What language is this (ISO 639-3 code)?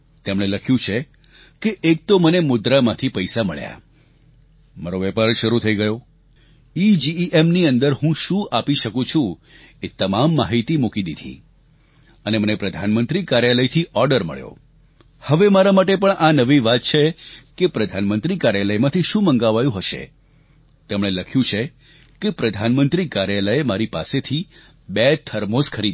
guj